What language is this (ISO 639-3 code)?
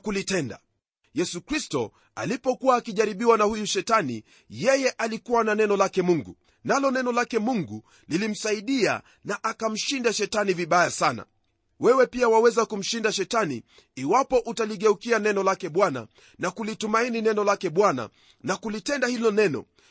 swa